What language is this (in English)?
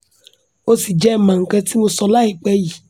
Yoruba